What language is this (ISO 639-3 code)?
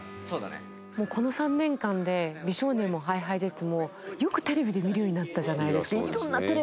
jpn